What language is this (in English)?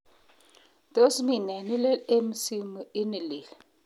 Kalenjin